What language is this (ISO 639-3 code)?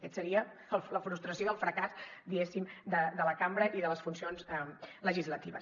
cat